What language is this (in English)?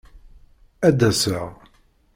Kabyle